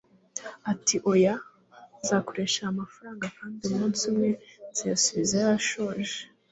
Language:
Kinyarwanda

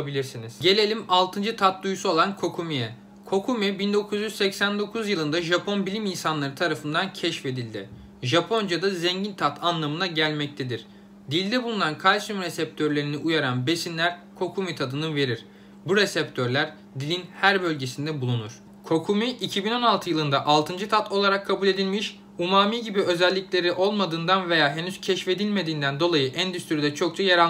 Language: Turkish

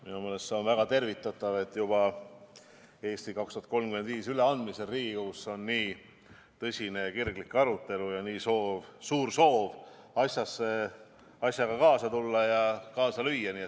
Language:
Estonian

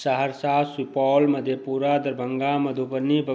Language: Maithili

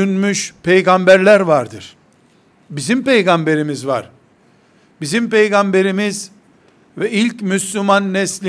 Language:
Turkish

